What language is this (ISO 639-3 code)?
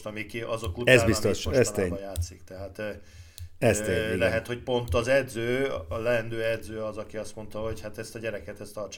hun